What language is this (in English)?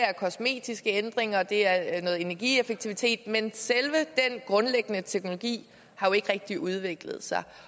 Danish